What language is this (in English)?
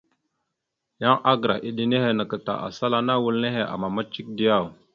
Mada (Cameroon)